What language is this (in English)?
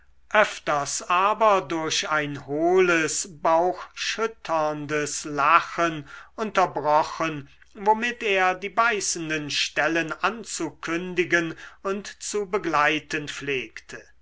German